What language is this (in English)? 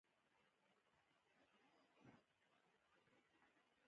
Pashto